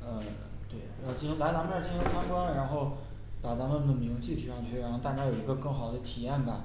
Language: Chinese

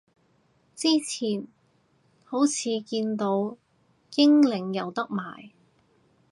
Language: Cantonese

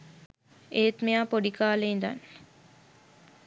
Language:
Sinhala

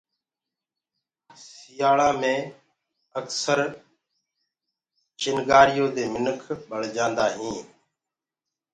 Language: Gurgula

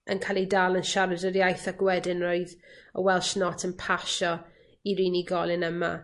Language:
Welsh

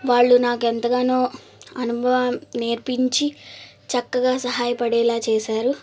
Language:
Telugu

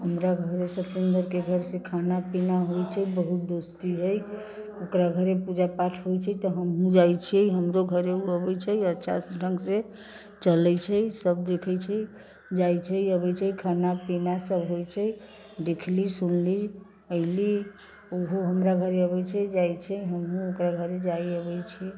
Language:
Maithili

